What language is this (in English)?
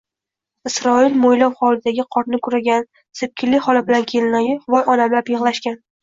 Uzbek